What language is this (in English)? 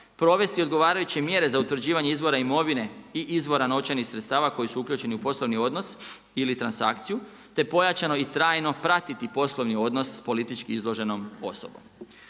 Croatian